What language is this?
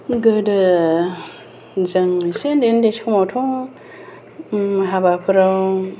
Bodo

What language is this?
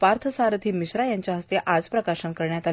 Marathi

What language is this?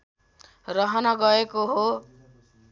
Nepali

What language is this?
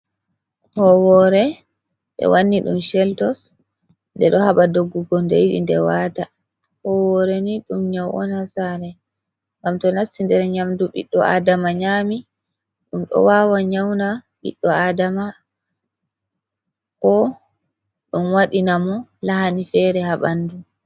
Fula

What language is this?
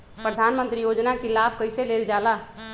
Magahi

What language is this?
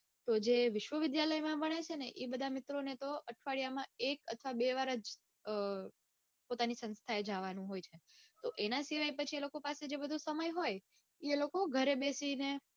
Gujarati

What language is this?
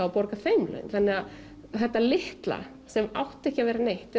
Icelandic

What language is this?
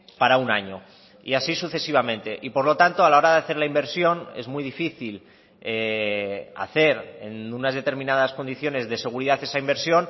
Spanish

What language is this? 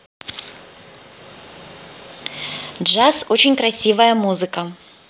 Russian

